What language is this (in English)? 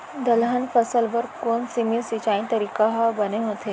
Chhattisgarhi